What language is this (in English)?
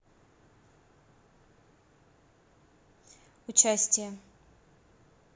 Russian